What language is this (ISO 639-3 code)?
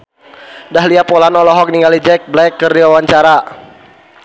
sun